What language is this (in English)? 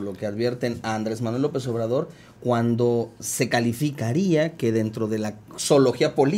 Spanish